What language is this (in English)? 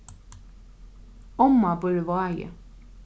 Faroese